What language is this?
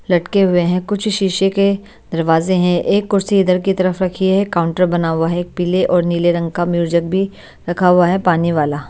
Hindi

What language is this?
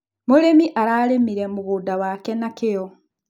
Kikuyu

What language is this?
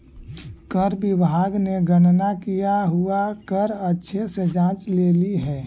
Magahi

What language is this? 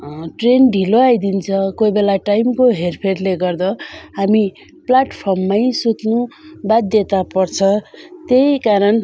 Nepali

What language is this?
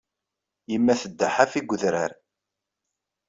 Kabyle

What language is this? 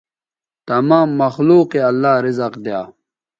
Bateri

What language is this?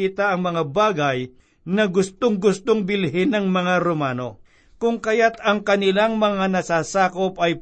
Filipino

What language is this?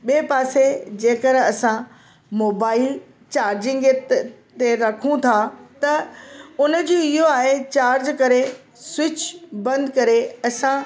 Sindhi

